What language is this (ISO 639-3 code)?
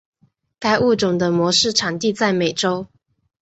zho